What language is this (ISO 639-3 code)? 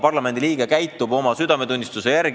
est